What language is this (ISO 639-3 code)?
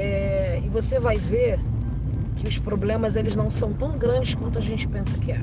por